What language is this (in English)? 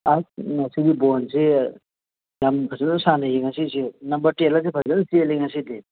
Manipuri